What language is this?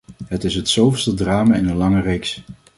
Dutch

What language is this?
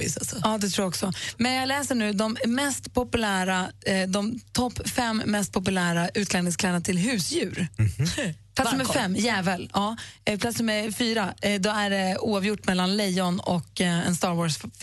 Swedish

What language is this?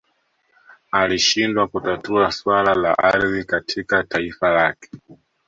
Swahili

